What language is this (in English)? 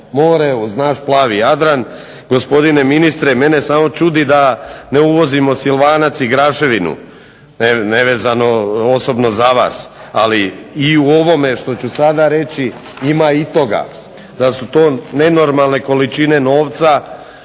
Croatian